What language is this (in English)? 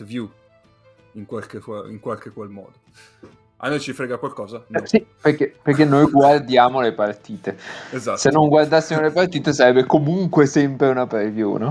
Italian